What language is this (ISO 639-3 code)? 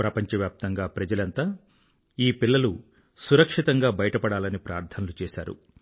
tel